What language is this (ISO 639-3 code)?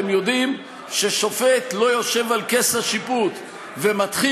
heb